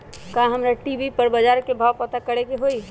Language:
Magahi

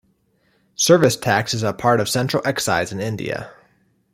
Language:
English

